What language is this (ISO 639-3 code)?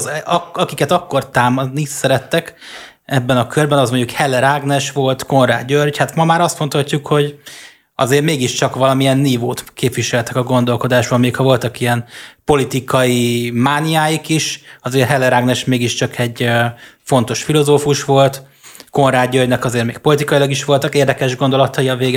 hun